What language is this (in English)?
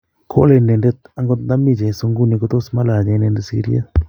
Kalenjin